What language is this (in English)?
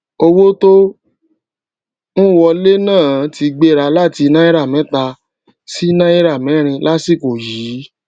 Yoruba